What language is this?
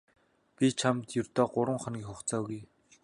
Mongolian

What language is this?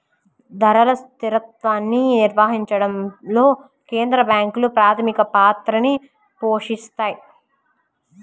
Telugu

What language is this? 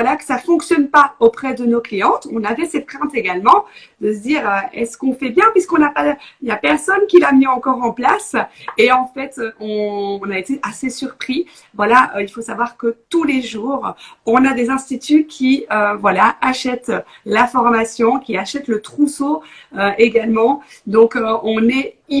French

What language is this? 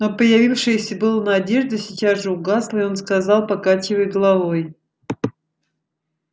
Russian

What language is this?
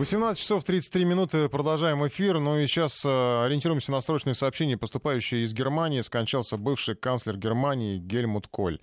Russian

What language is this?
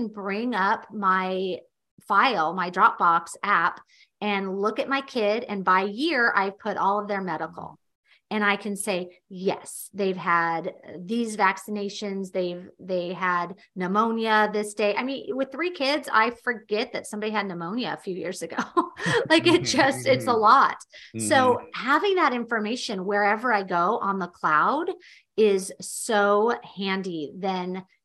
English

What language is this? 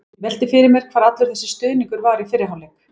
Icelandic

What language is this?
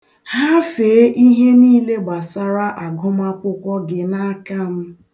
Igbo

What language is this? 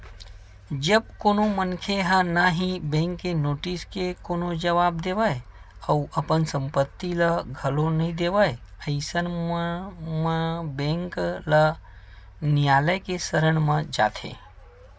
Chhattisgarhi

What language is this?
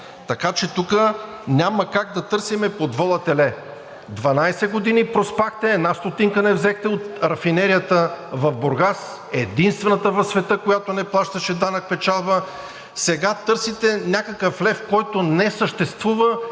Bulgarian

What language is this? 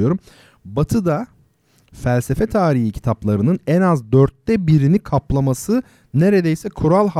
Turkish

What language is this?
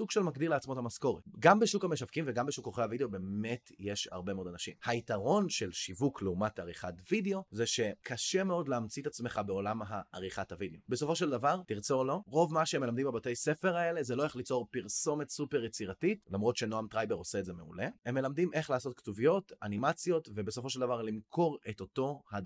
Hebrew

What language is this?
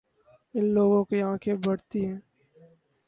Urdu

